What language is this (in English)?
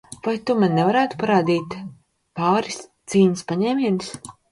Latvian